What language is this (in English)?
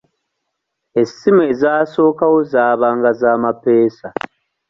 Ganda